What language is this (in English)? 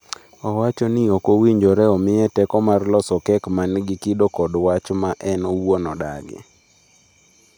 Luo (Kenya and Tanzania)